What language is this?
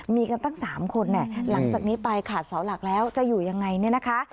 Thai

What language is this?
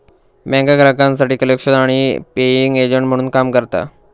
Marathi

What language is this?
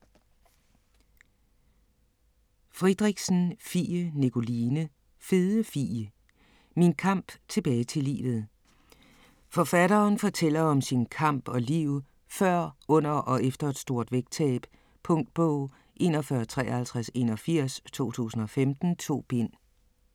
Danish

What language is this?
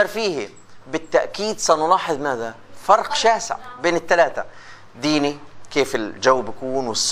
Arabic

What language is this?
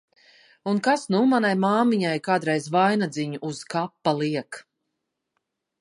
Latvian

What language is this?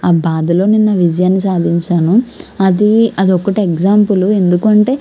Telugu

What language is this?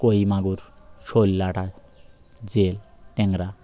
Bangla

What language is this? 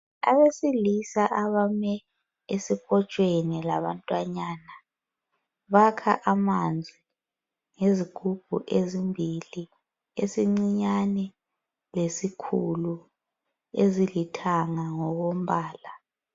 North Ndebele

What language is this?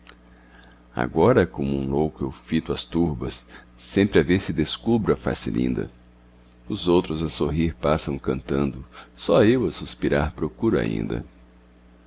Portuguese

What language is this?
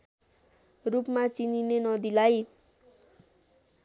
Nepali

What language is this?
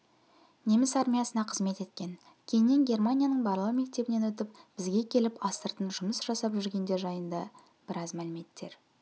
Kazakh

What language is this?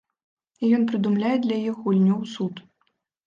Belarusian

